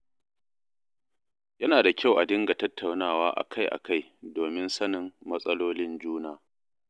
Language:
Hausa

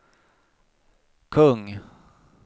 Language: Swedish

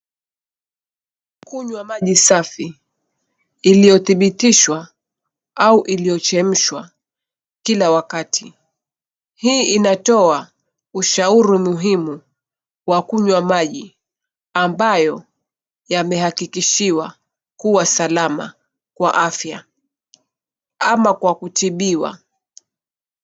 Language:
Swahili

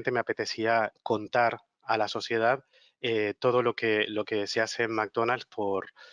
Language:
Spanish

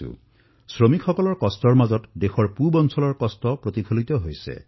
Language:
Assamese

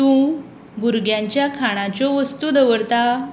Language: Konkani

